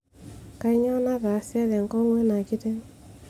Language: Masai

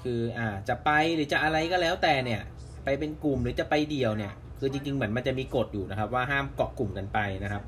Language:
Thai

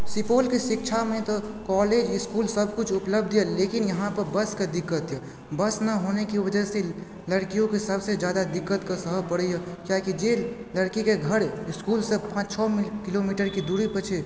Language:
Maithili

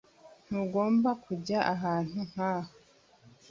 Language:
Kinyarwanda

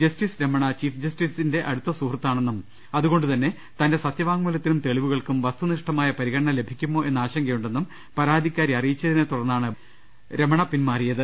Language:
Malayalam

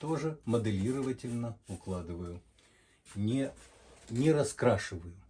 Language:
Russian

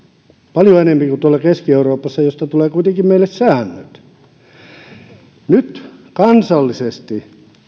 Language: Finnish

